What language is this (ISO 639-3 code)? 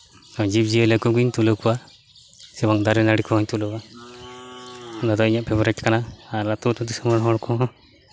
sat